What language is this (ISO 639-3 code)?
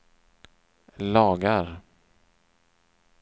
swe